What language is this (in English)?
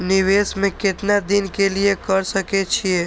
Maithili